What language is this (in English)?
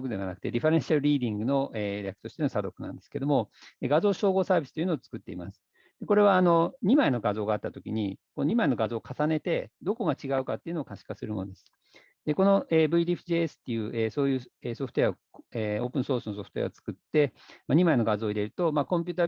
Japanese